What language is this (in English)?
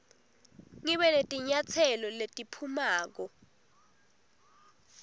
Swati